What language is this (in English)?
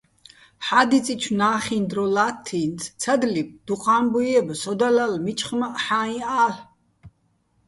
Bats